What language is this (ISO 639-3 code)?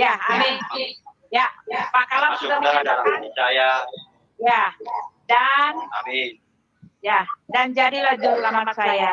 ind